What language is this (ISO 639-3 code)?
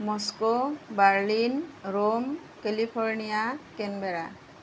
asm